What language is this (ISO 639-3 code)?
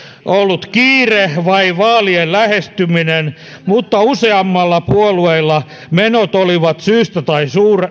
fin